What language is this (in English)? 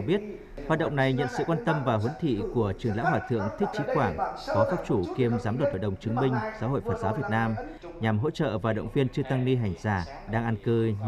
Vietnamese